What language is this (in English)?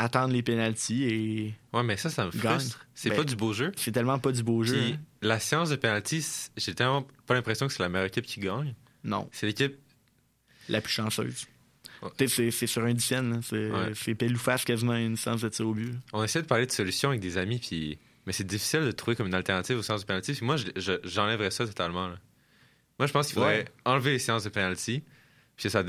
French